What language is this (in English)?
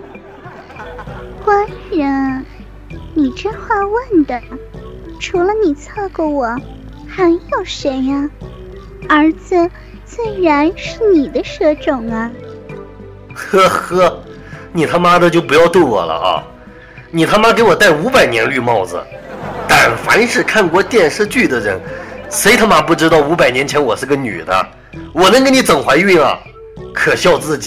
Chinese